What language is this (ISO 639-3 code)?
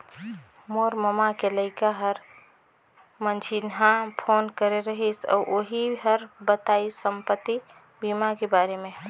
hne